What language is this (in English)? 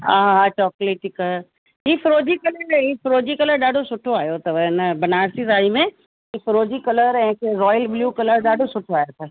Sindhi